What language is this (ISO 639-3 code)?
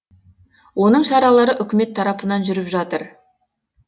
kaz